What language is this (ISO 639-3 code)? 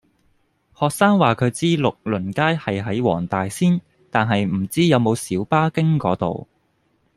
yue